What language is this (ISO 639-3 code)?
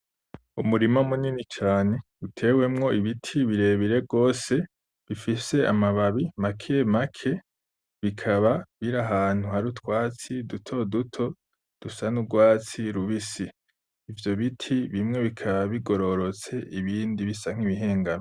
run